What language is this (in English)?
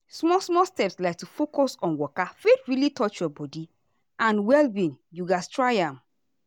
Nigerian Pidgin